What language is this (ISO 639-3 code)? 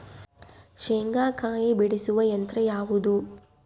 kan